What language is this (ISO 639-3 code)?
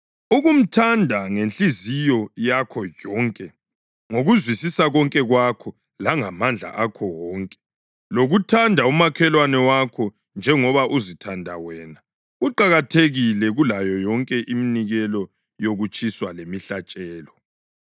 nde